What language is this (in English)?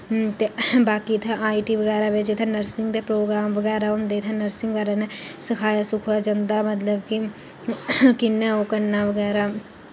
Dogri